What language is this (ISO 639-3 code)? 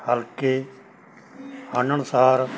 pan